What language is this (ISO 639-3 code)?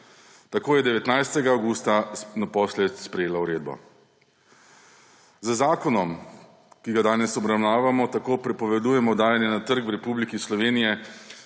slv